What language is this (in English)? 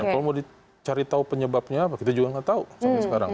Indonesian